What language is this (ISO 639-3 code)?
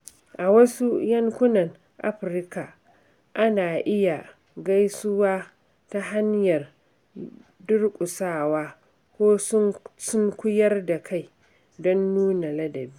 hau